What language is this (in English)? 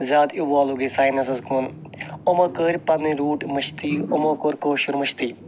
Kashmiri